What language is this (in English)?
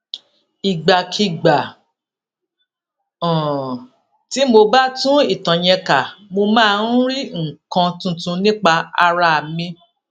Yoruba